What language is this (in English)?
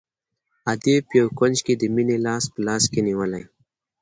Pashto